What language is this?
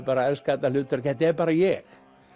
Icelandic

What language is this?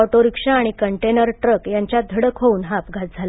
Marathi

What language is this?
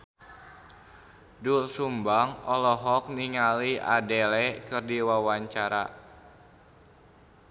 Sundanese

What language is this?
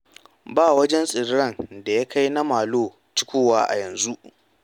Hausa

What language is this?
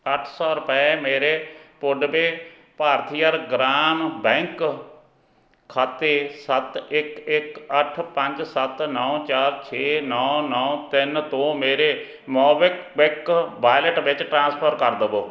Punjabi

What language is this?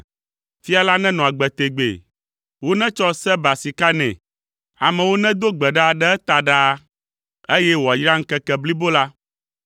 Ewe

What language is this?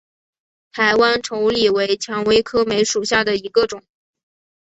Chinese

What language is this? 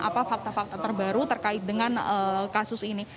Indonesian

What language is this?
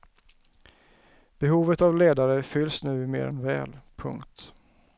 Swedish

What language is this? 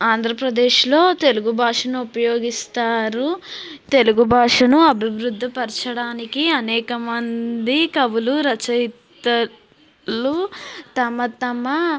Telugu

